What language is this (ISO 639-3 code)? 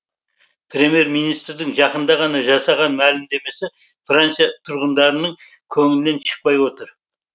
kaz